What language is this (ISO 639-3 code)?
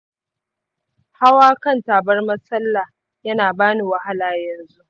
hau